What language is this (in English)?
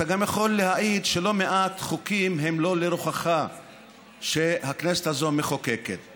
Hebrew